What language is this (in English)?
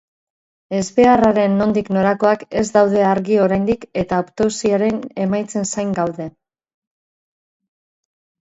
Basque